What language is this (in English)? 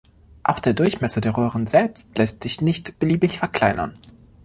German